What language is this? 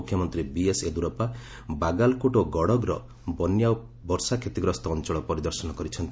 Odia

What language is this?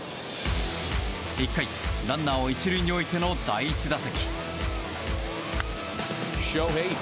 Japanese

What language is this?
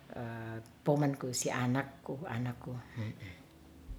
Ratahan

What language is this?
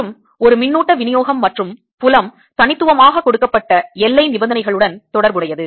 Tamil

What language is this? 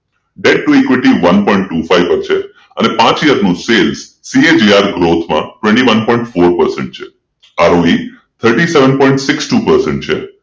Gujarati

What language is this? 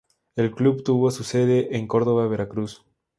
Spanish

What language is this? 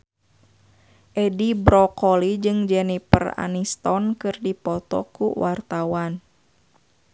Sundanese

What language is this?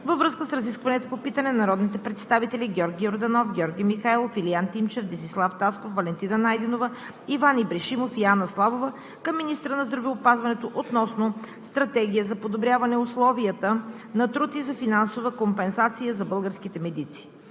Bulgarian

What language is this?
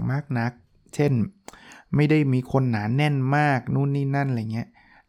Thai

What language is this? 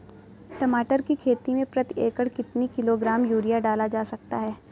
Hindi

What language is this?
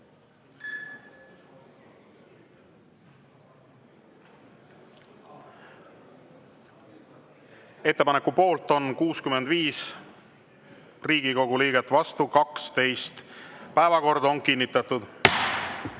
Estonian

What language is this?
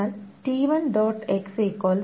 Malayalam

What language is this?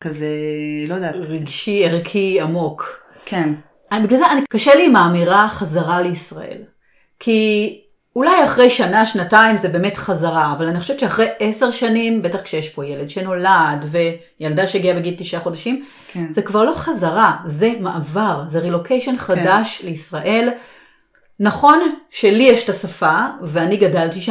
Hebrew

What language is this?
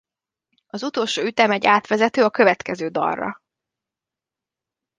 Hungarian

